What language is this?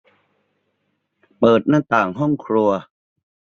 Thai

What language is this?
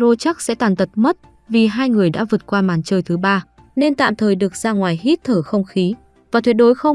Vietnamese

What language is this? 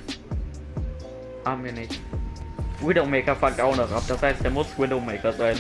German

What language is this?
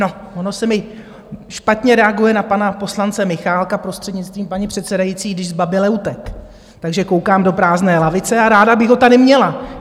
Czech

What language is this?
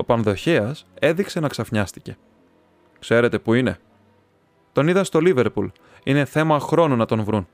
Greek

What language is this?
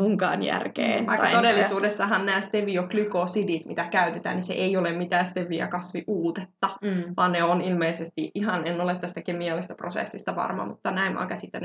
Finnish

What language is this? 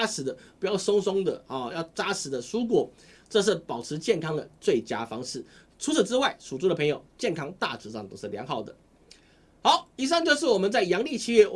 Chinese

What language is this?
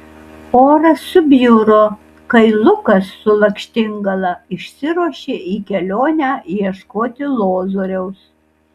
Lithuanian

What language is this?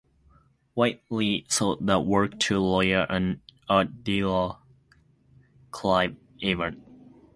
English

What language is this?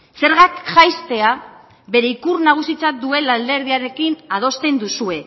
Basque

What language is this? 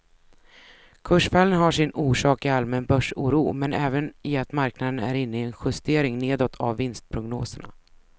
Swedish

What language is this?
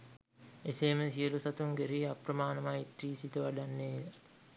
Sinhala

